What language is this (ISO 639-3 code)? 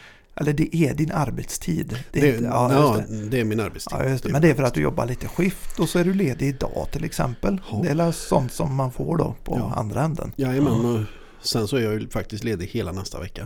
swe